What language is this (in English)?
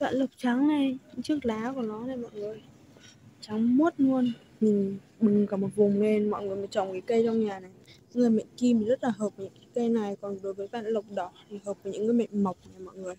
Vietnamese